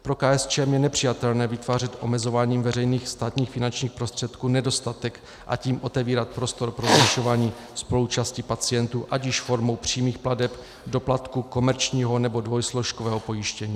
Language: Czech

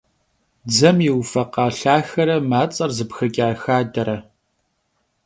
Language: Kabardian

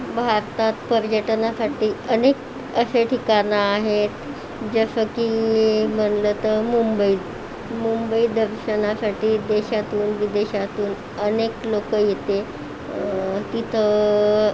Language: Marathi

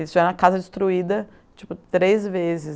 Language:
Portuguese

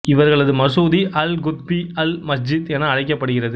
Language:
Tamil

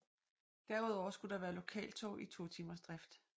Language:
Danish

